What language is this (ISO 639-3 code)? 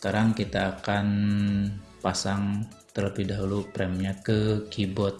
ind